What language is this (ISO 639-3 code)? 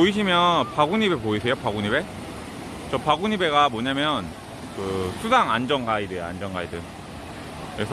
kor